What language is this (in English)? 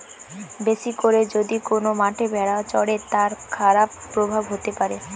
Bangla